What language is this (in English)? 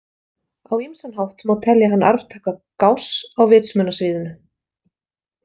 Icelandic